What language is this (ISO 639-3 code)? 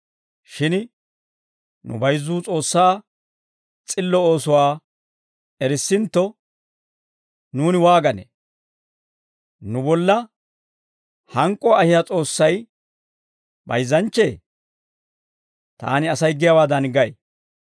dwr